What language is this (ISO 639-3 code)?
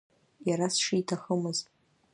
abk